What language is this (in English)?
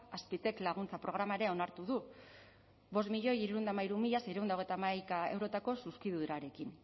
Basque